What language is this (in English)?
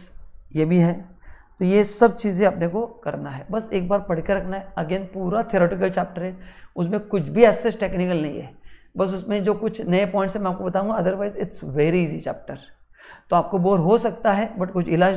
Hindi